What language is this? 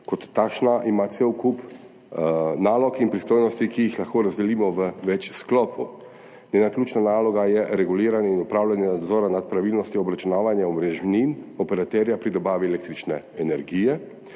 Slovenian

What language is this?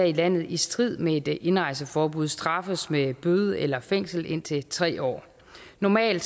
Danish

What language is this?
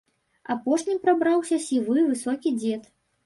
Belarusian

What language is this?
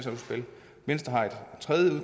Danish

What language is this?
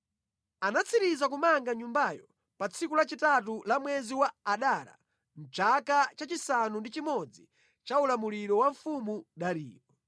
Nyanja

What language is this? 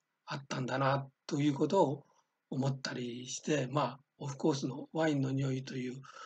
Japanese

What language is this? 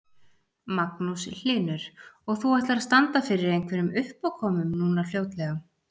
Icelandic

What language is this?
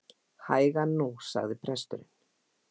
Icelandic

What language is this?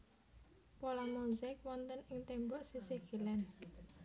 Javanese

